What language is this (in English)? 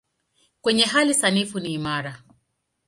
Swahili